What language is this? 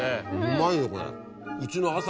Japanese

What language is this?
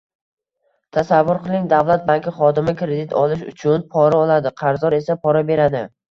Uzbek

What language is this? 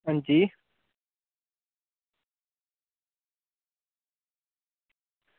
Dogri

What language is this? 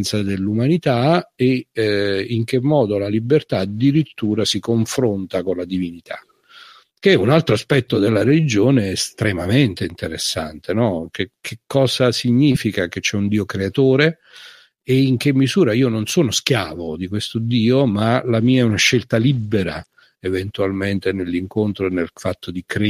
Italian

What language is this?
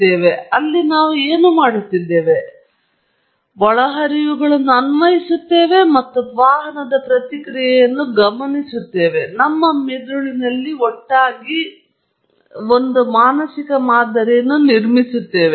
Kannada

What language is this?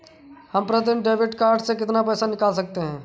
Hindi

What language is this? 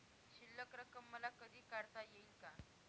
Marathi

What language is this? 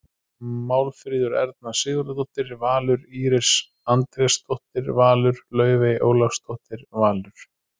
Icelandic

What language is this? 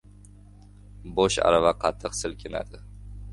Uzbek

